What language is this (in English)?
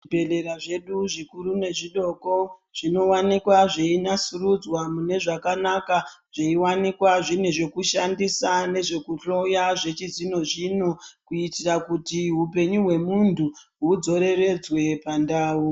Ndau